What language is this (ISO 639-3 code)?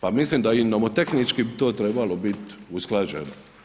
hrv